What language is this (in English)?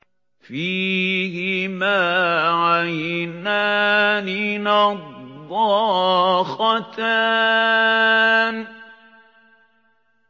Arabic